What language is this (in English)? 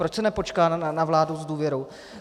Czech